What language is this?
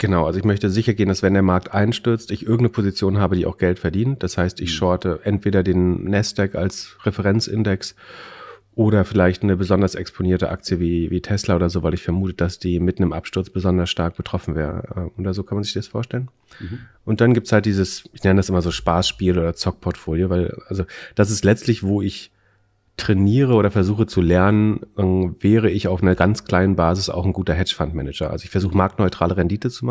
German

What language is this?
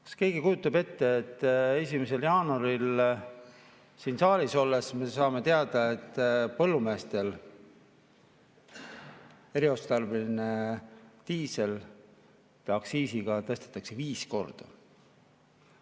Estonian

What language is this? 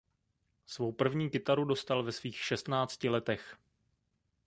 Czech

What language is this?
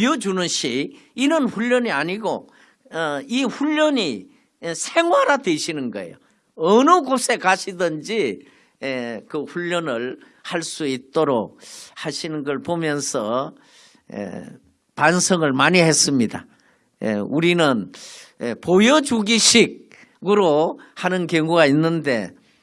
Korean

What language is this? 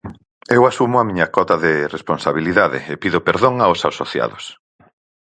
Galician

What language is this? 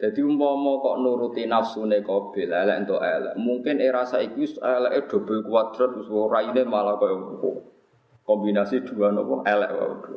Indonesian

